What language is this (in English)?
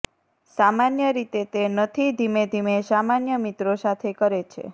Gujarati